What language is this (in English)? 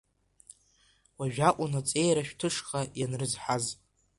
Abkhazian